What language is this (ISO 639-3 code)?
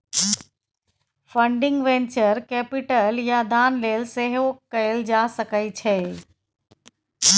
mai